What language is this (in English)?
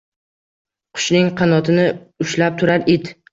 Uzbek